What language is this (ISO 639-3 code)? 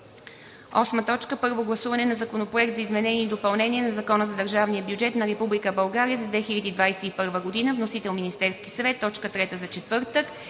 bul